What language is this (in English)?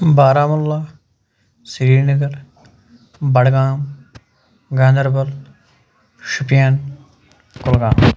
Kashmiri